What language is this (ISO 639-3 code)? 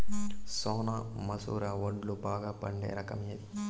tel